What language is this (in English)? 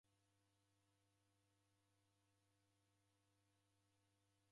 Taita